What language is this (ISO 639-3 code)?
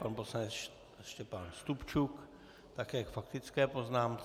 ces